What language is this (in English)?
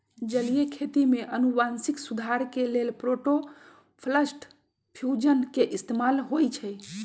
Magahi